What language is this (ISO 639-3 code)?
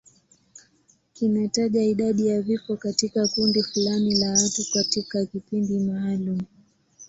swa